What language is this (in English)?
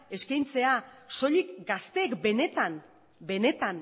Basque